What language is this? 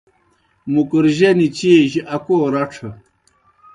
Kohistani Shina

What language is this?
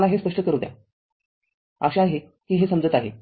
Marathi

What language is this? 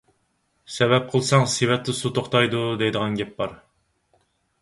Uyghur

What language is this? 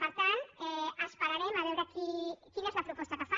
Catalan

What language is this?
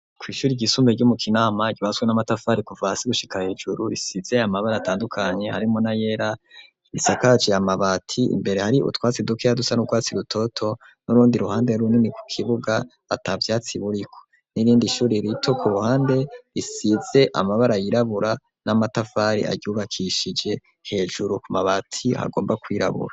Rundi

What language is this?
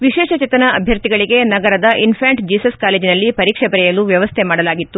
Kannada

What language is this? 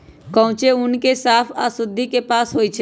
Magahi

